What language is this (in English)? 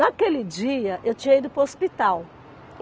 Portuguese